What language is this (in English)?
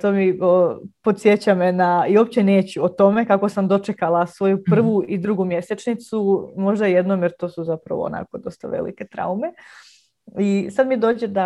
Croatian